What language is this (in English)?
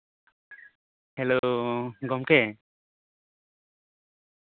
Santali